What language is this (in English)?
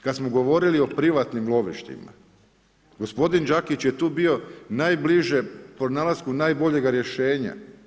Croatian